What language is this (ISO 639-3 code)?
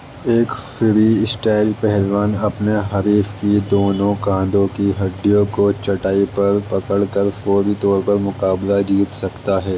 urd